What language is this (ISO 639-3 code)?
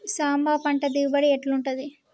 tel